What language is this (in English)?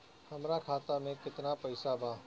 Bhojpuri